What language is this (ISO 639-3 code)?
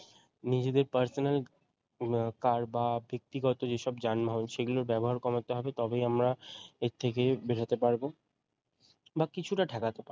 ben